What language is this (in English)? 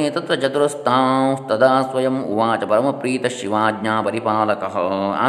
Kannada